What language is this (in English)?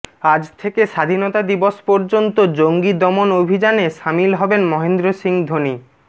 Bangla